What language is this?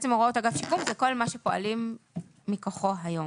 Hebrew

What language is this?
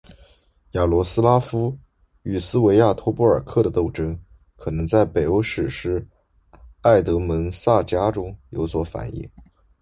Chinese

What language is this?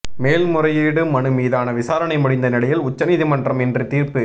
Tamil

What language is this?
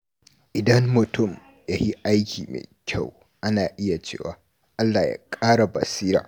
Hausa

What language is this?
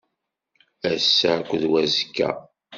Kabyle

